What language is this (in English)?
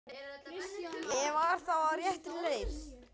Icelandic